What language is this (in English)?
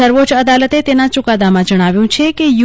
Gujarati